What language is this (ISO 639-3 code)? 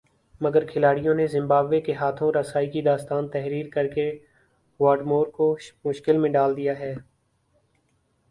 urd